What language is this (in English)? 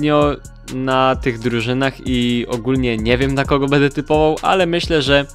Polish